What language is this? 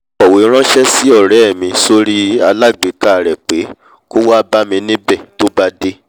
Yoruba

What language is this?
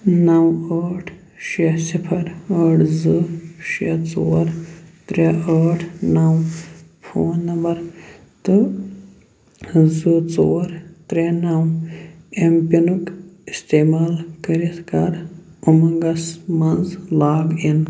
Kashmiri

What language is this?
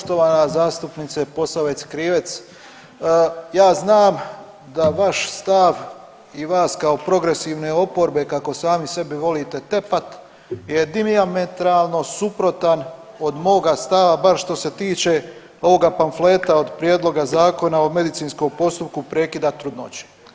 Croatian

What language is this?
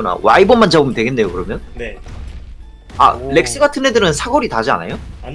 Korean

